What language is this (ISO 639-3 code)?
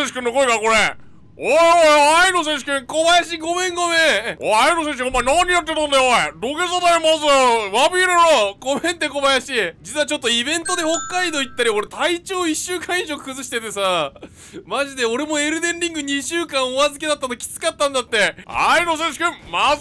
jpn